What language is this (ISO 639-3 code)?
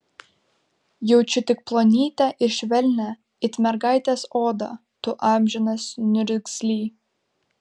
lit